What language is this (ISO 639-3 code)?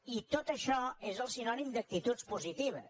cat